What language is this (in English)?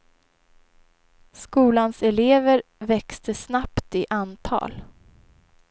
Swedish